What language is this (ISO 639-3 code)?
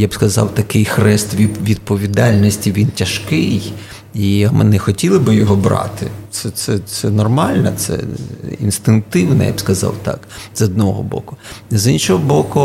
ukr